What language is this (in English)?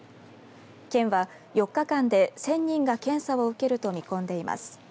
Japanese